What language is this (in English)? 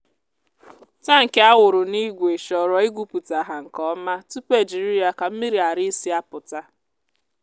Igbo